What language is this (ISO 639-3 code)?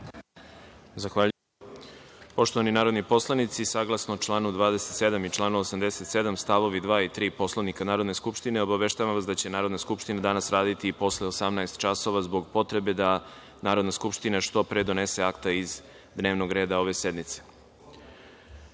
srp